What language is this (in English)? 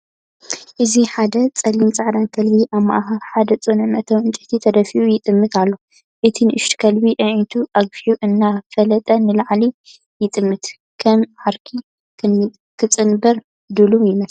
Tigrinya